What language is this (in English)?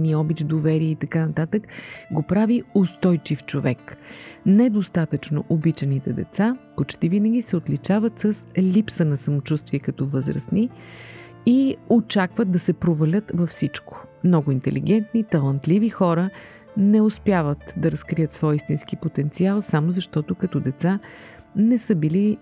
Bulgarian